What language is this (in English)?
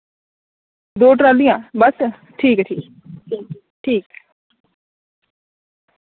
Dogri